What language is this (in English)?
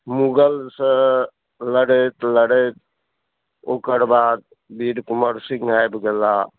Maithili